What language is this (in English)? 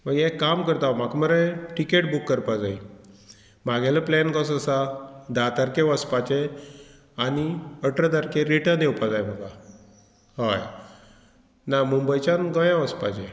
Konkani